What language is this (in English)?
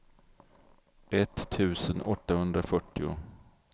Swedish